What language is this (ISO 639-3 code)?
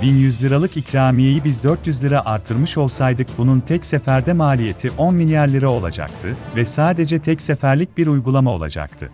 tur